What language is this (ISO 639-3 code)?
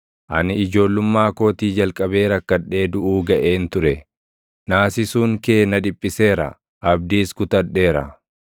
orm